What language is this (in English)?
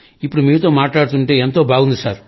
Telugu